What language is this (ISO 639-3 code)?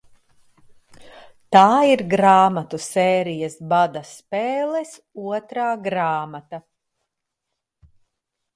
lav